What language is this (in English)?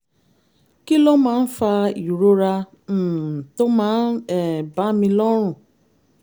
Yoruba